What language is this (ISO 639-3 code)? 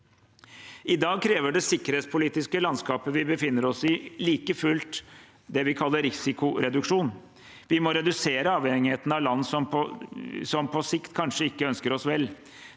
nor